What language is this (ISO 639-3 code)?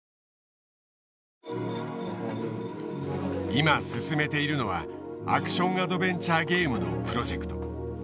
jpn